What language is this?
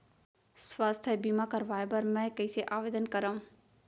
Chhattisgarhi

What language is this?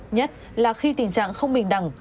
Vietnamese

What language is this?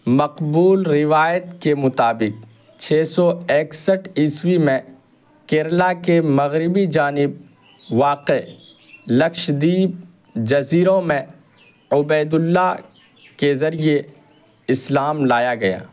Urdu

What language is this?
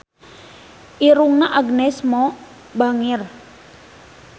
Sundanese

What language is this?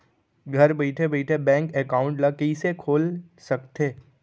Chhattisgarhi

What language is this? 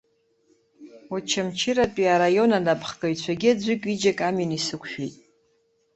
Abkhazian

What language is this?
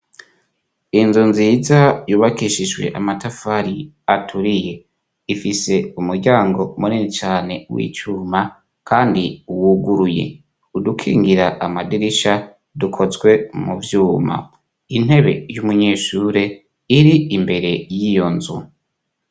Rundi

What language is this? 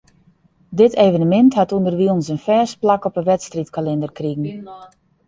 Western Frisian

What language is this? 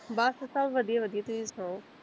Punjabi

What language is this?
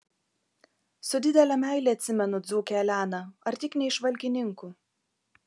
Lithuanian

